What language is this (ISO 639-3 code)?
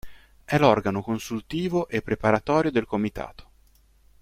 ita